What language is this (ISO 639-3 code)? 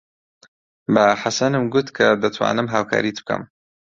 ckb